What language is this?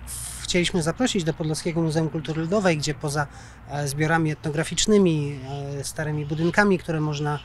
Polish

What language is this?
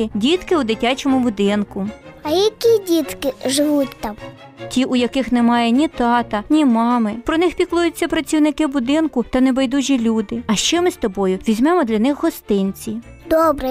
Ukrainian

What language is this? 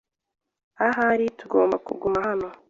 Kinyarwanda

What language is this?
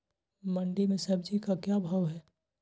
Magahi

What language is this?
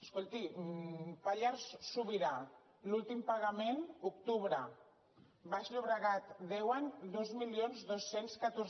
Catalan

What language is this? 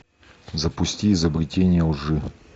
Russian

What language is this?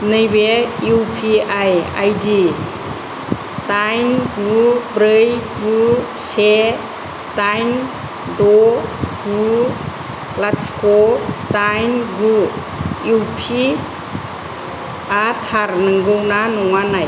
Bodo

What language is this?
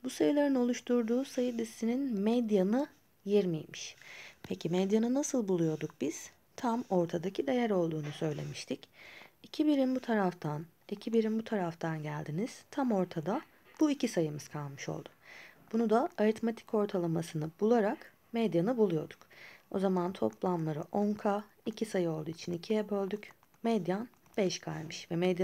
Turkish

